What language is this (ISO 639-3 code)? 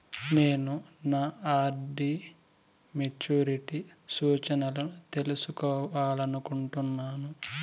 tel